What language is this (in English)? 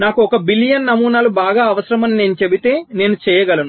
Telugu